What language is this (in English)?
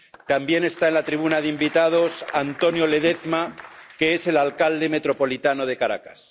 Spanish